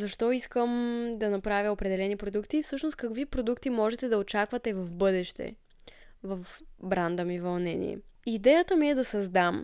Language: Bulgarian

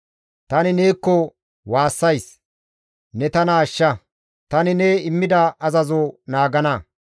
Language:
Gamo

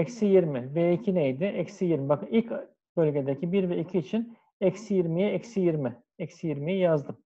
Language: Turkish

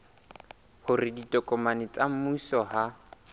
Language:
Southern Sotho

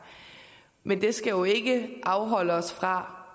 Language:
Danish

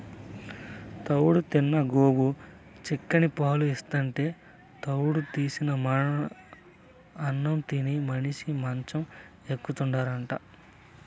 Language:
Telugu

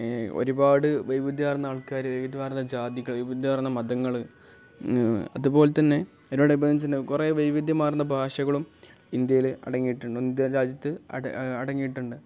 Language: Malayalam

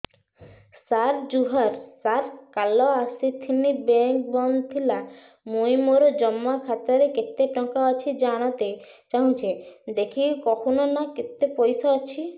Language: Odia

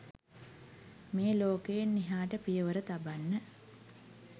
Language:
Sinhala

